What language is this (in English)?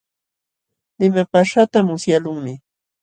Jauja Wanca Quechua